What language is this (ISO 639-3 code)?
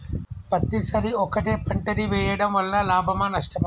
tel